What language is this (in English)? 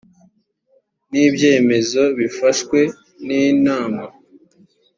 Kinyarwanda